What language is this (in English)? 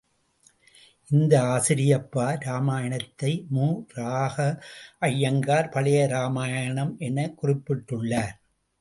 Tamil